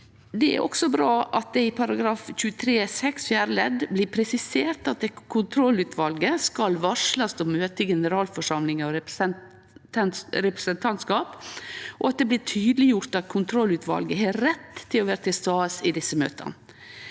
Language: Norwegian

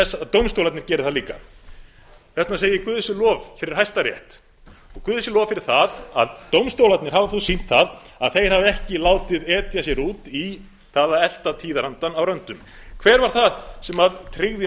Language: Icelandic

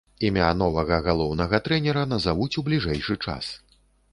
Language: Belarusian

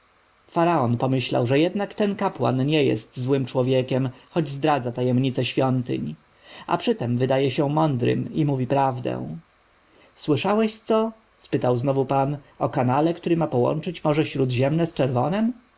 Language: Polish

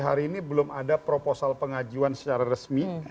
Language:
Indonesian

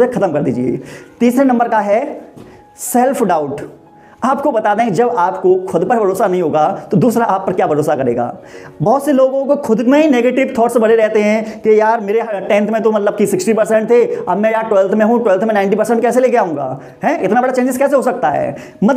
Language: Hindi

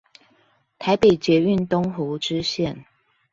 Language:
Chinese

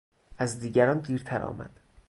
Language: Persian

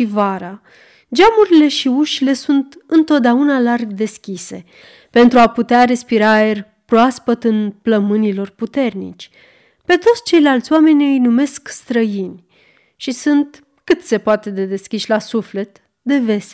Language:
Romanian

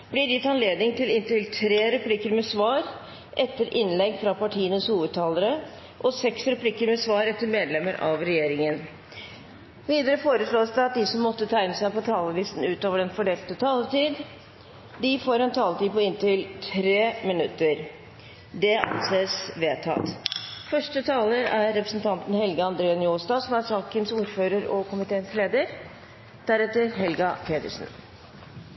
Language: Norwegian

